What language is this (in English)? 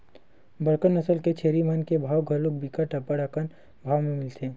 Chhattisgarhi